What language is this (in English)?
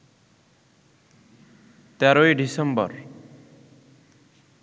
Bangla